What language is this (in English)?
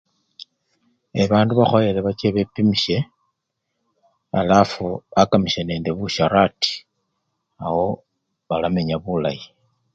Luyia